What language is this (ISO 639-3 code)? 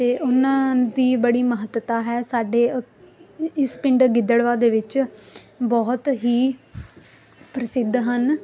pan